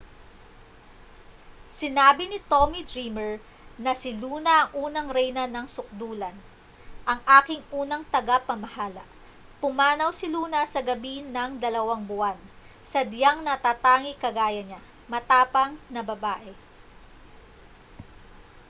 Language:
Filipino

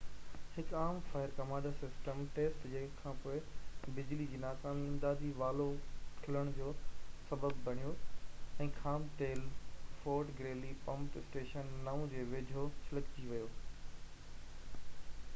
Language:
Sindhi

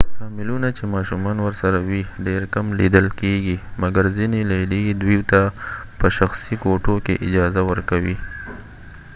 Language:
Pashto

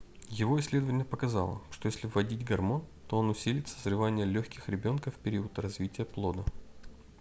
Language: Russian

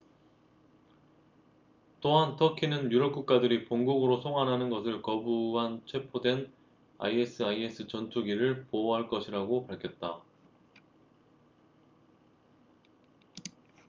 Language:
Korean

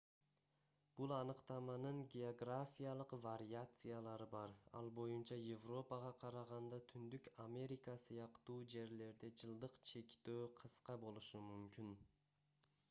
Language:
Kyrgyz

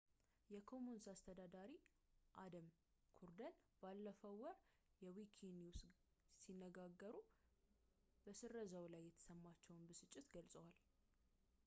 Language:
Amharic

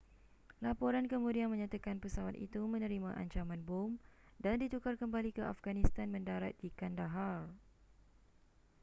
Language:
Malay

